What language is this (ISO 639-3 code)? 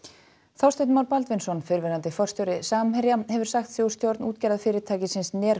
isl